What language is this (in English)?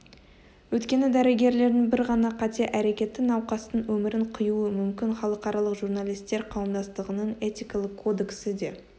Kazakh